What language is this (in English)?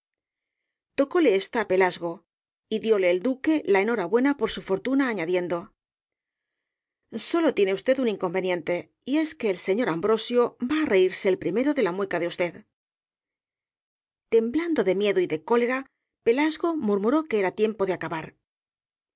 Spanish